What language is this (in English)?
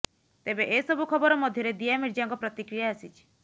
Odia